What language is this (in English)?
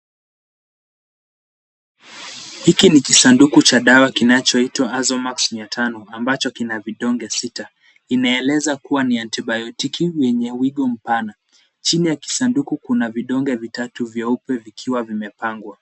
Swahili